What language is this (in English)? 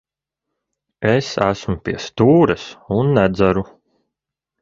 Latvian